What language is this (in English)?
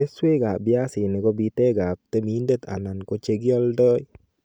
Kalenjin